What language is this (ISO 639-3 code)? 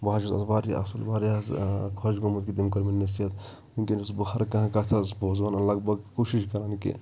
kas